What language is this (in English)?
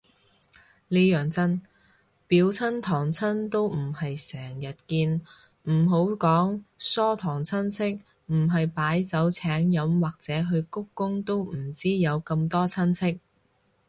Cantonese